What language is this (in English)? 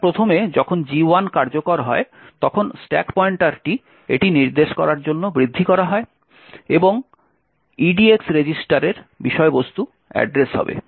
Bangla